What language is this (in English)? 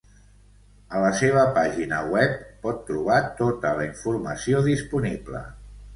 Catalan